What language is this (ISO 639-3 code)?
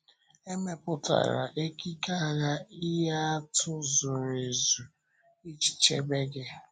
ibo